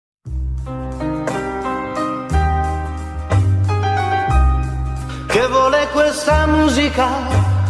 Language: Romanian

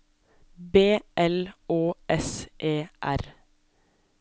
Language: Norwegian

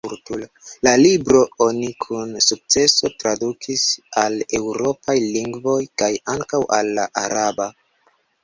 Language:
Esperanto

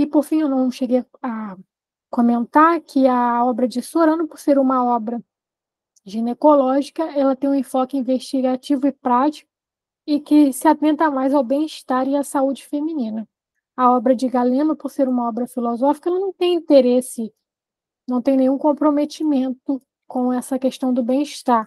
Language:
Portuguese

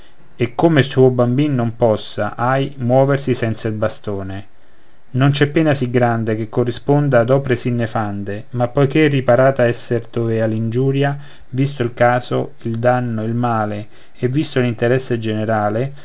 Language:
Italian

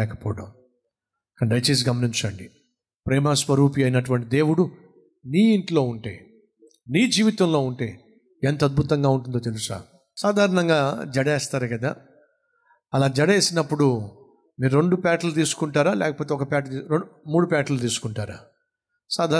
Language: Telugu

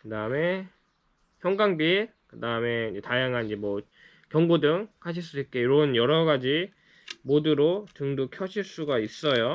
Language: Korean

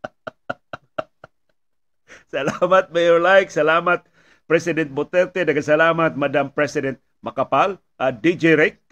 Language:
Filipino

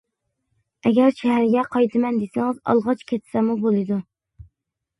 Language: Uyghur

